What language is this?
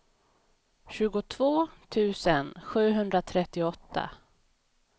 Swedish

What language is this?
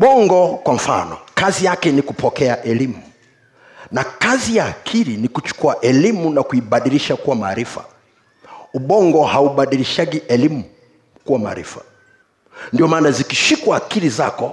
Swahili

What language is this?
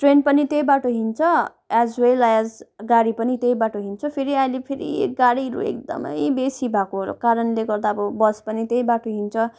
Nepali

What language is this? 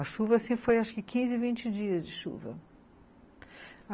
Portuguese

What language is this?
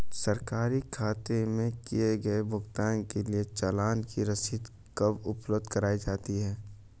Hindi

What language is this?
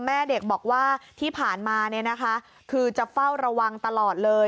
Thai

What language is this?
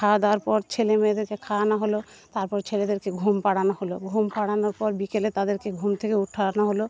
Bangla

